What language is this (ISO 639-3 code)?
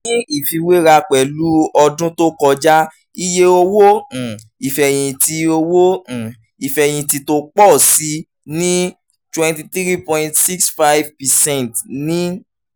yor